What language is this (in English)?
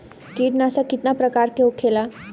Bhojpuri